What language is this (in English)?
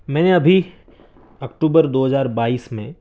Urdu